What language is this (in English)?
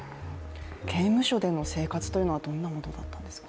Japanese